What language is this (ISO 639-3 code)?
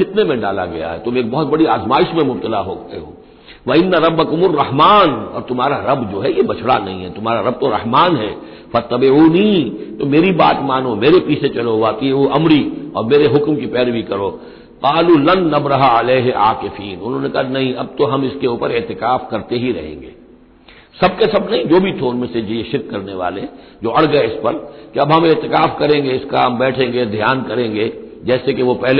hin